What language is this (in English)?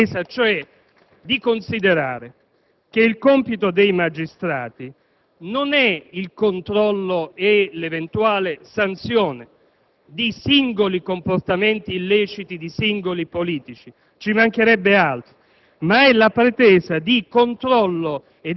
Italian